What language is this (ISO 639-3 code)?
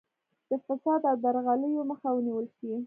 pus